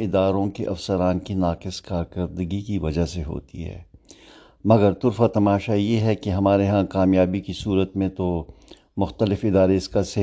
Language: Urdu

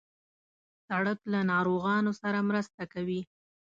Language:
Pashto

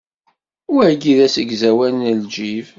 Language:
Kabyle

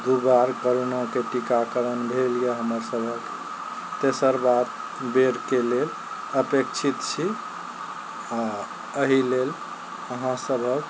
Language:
Maithili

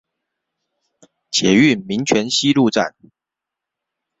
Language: Chinese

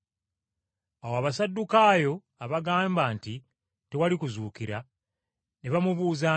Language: Ganda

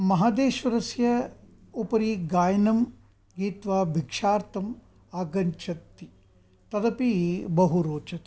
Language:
Sanskrit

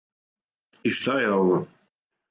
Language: Serbian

